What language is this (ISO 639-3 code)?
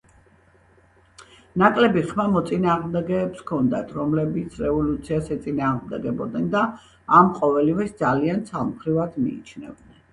kat